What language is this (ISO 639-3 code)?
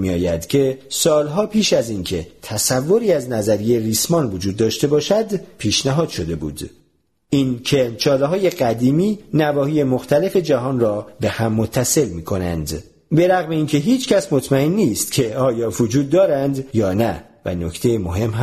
fas